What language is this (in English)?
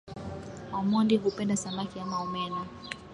Swahili